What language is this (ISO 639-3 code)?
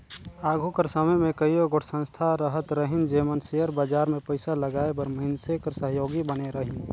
hne